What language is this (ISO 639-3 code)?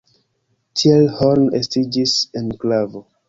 epo